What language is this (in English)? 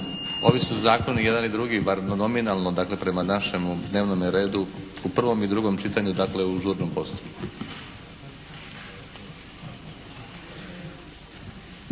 Croatian